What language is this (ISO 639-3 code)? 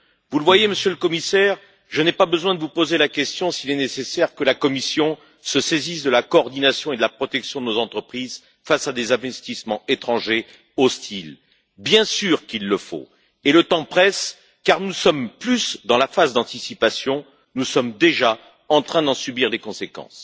fra